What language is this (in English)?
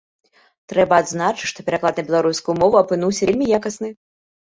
Belarusian